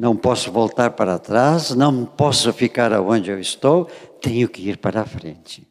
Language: Portuguese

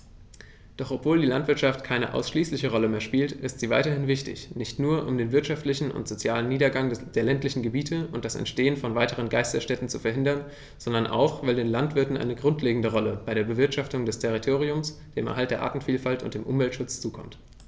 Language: German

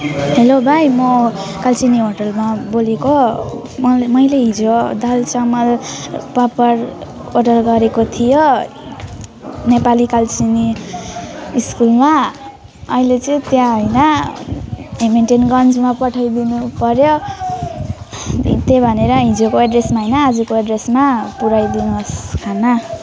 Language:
Nepali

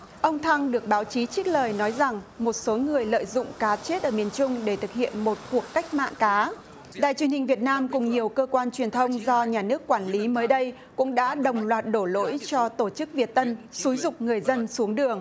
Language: Vietnamese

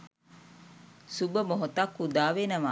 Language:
Sinhala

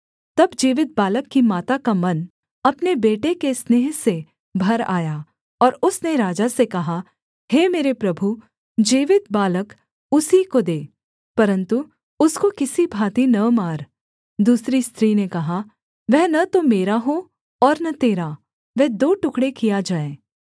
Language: Hindi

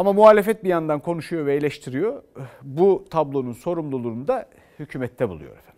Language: Turkish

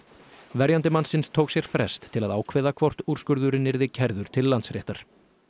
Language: Icelandic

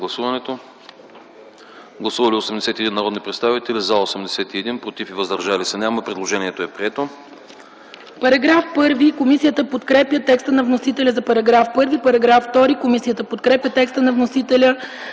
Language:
Bulgarian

